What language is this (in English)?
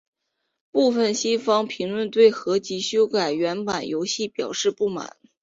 Chinese